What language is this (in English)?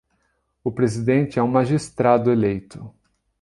Portuguese